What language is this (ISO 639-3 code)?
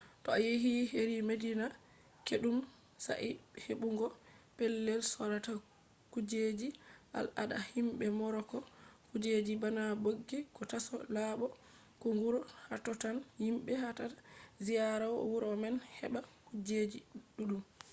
ful